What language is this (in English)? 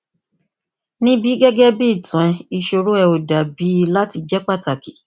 Yoruba